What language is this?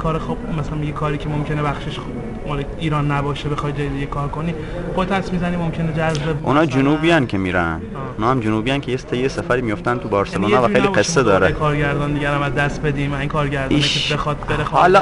Persian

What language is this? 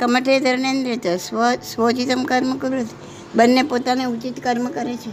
Gujarati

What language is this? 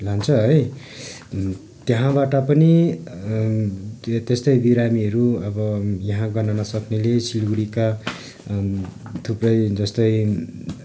Nepali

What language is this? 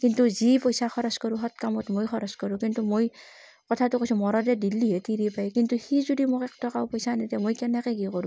Assamese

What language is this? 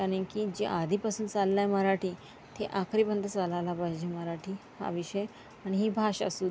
Marathi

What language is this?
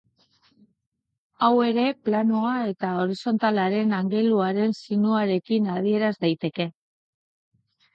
Basque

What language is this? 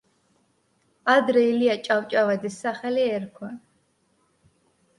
Georgian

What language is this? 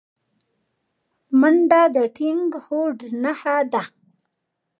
Pashto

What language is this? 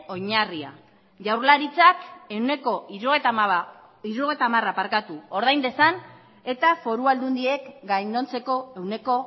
Basque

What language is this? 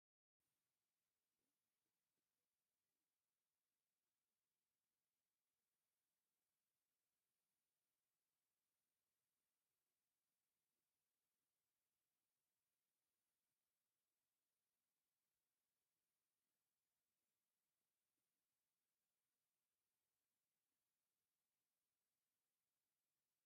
Tigrinya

